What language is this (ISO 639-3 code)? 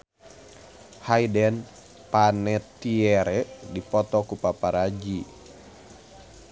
sun